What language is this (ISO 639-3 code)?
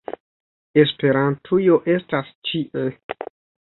epo